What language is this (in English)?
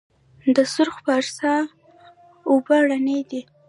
Pashto